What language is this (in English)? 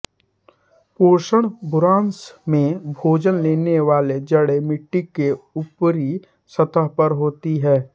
Hindi